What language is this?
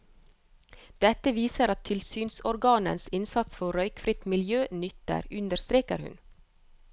Norwegian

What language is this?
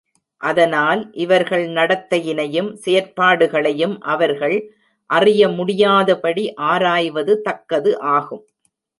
Tamil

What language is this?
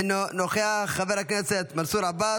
Hebrew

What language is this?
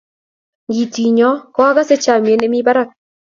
Kalenjin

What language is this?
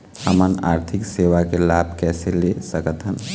Chhattisgarhi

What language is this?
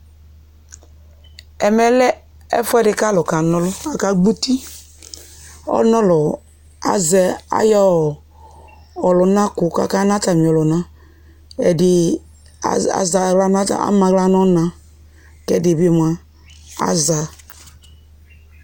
Ikposo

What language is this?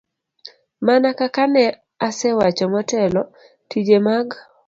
Luo (Kenya and Tanzania)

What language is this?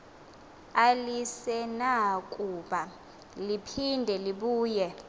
Xhosa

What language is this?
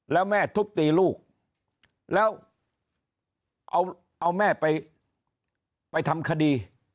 Thai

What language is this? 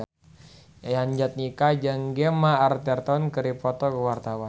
Sundanese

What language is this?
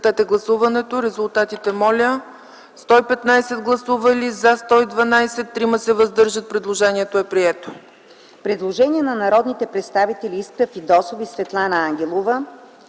Bulgarian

